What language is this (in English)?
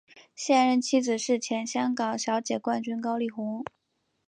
Chinese